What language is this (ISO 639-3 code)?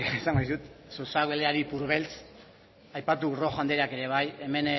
eus